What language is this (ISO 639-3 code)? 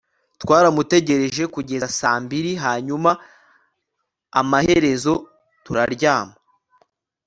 kin